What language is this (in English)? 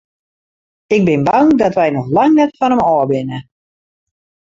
Western Frisian